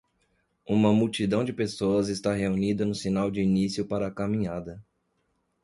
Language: Portuguese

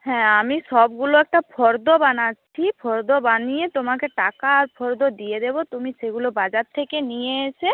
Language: Bangla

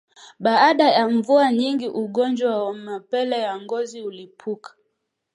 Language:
Swahili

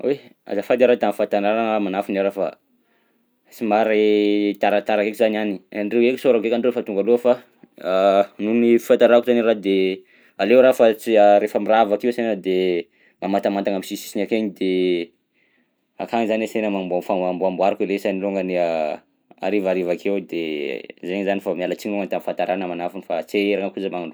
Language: Southern Betsimisaraka Malagasy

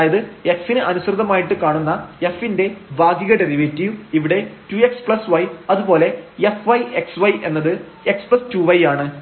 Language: Malayalam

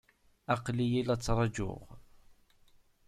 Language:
Kabyle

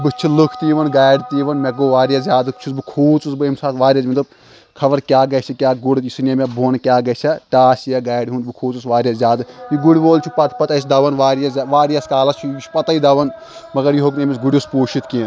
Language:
Kashmiri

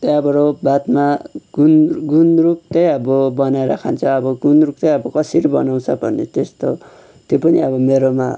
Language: Nepali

